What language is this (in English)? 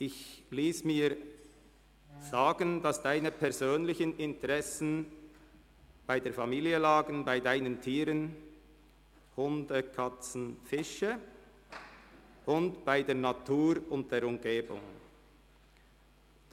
Swiss German